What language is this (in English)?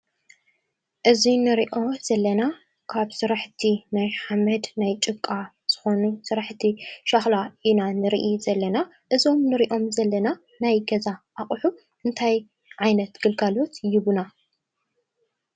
Tigrinya